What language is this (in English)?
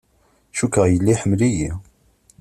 Kabyle